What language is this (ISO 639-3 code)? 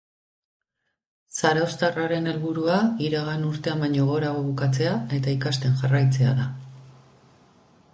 eus